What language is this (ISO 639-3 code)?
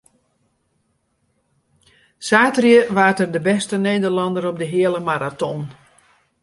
fry